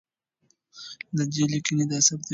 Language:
Pashto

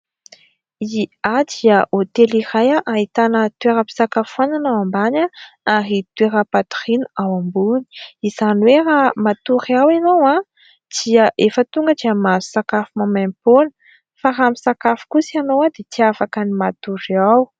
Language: Malagasy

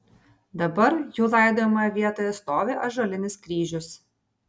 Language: Lithuanian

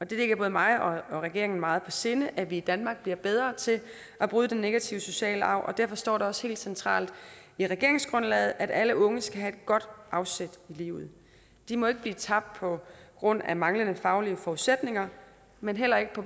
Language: Danish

